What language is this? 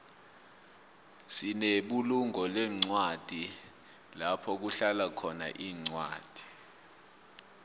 South Ndebele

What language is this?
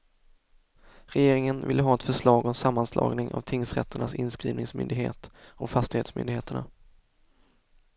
Swedish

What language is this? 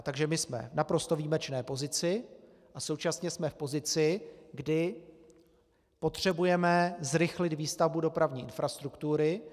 Czech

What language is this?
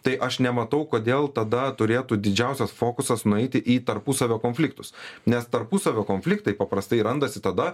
Lithuanian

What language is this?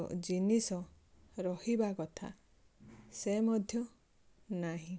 Odia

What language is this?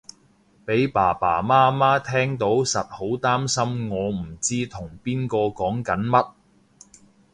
Cantonese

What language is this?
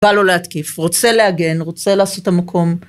Hebrew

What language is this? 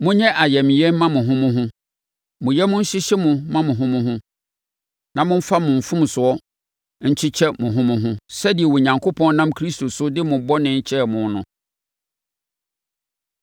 Akan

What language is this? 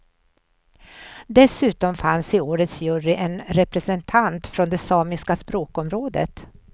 Swedish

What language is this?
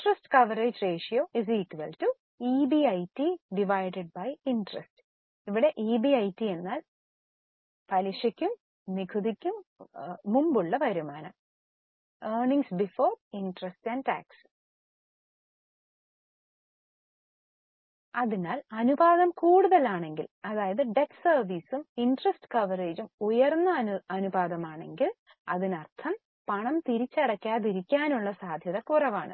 Malayalam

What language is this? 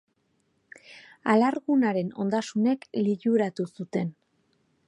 Basque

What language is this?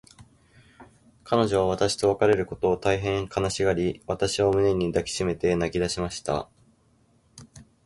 Japanese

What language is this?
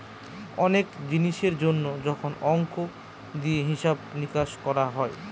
Bangla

